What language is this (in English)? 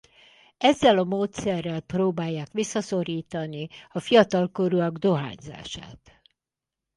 Hungarian